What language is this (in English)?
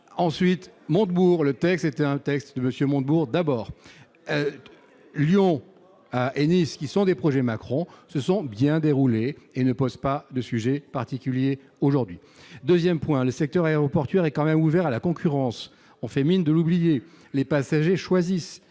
French